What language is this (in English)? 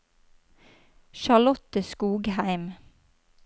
Norwegian